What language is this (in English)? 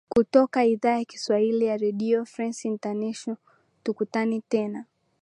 Swahili